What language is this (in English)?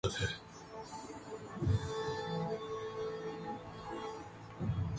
Urdu